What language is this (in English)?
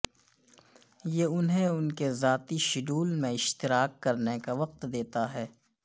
Urdu